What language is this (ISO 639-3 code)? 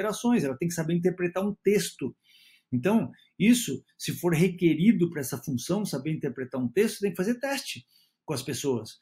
por